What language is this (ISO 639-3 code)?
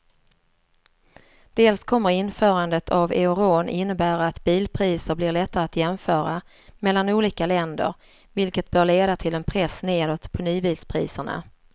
swe